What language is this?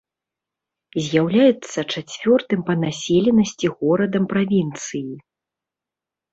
Belarusian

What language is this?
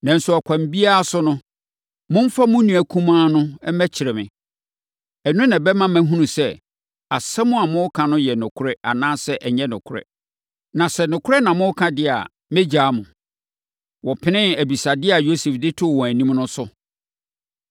Akan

